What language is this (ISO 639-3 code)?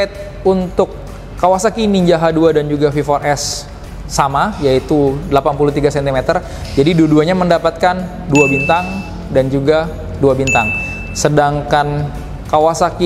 ind